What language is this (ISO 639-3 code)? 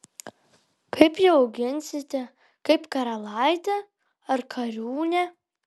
lit